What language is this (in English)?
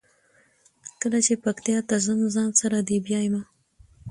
Pashto